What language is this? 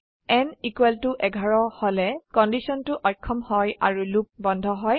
Assamese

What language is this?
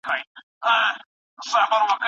Pashto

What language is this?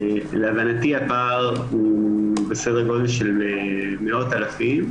Hebrew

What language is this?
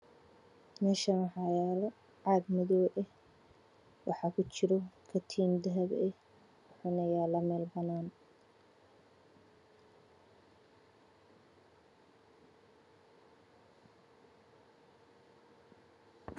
Somali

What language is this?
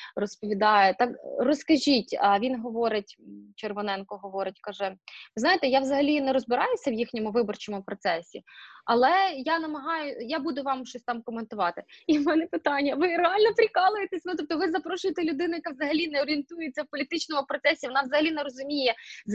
Ukrainian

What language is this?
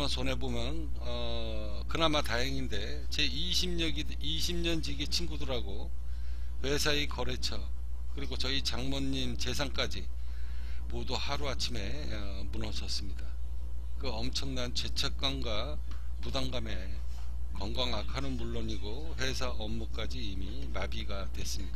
Korean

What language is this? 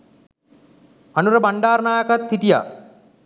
Sinhala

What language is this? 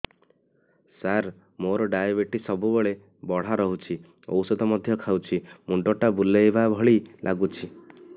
Odia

